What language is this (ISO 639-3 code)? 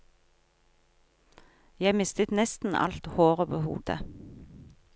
nor